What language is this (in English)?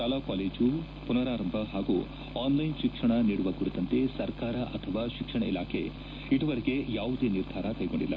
Kannada